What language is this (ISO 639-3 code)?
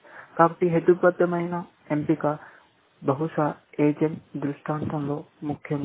tel